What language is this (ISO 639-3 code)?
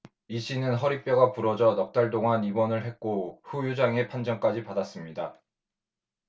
kor